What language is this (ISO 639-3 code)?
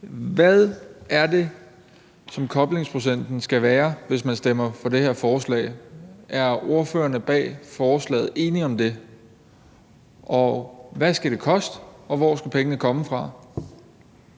dan